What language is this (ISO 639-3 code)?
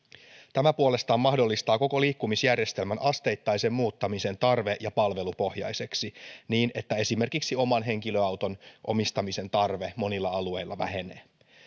fin